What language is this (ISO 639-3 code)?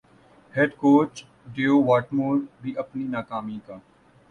urd